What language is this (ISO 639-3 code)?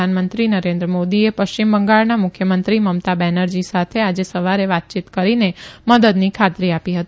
guj